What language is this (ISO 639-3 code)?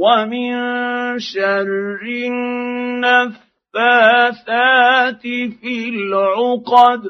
ara